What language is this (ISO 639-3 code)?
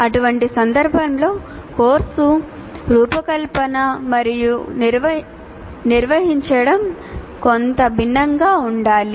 tel